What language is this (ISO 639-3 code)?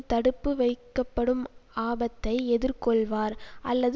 tam